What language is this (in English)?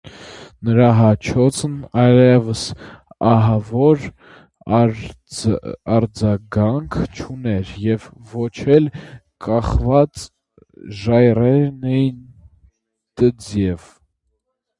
Armenian